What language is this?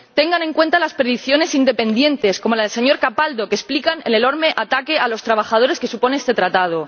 Spanish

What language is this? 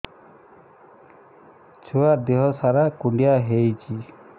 Odia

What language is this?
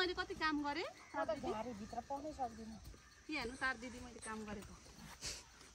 Indonesian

